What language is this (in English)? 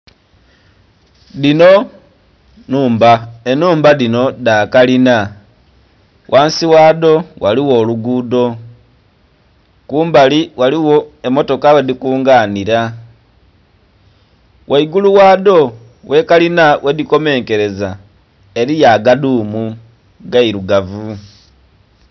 Soga